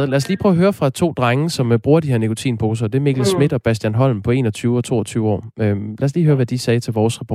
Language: Danish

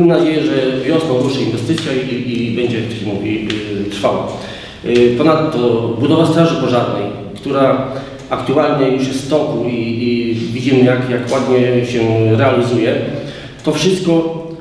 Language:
Polish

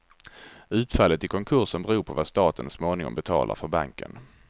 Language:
Swedish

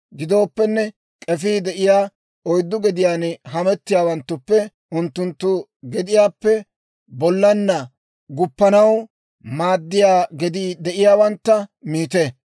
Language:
Dawro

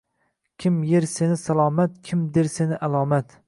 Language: Uzbek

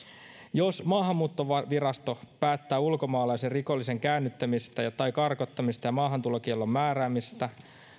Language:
Finnish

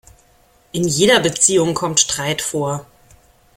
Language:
German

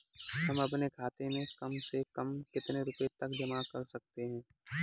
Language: Hindi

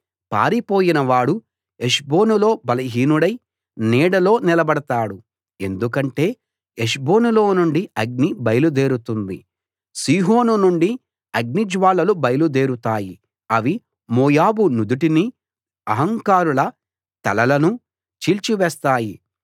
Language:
Telugu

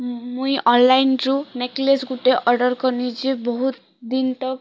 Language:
Odia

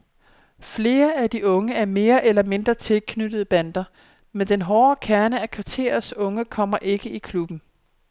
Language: Danish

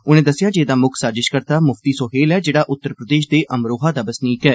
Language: Dogri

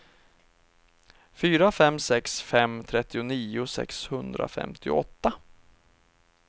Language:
Swedish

